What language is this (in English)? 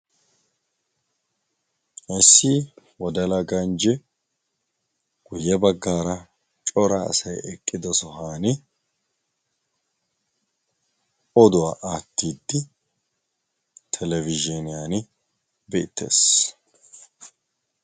Wolaytta